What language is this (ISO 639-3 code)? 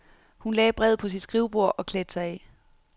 dan